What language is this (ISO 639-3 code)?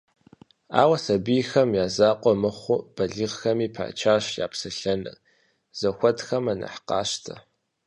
kbd